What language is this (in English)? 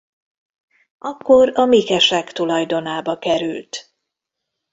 Hungarian